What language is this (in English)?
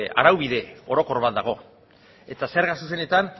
Basque